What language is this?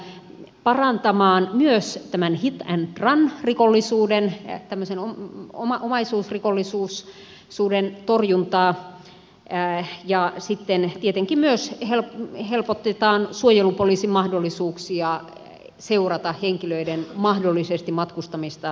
Finnish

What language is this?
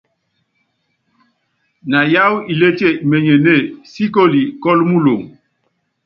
Yangben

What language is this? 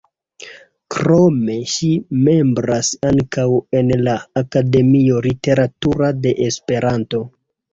Esperanto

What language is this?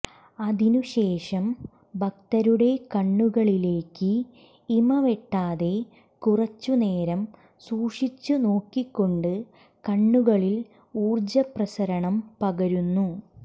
Malayalam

